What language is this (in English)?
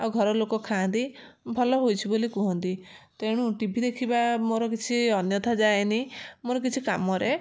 Odia